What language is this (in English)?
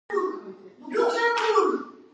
Georgian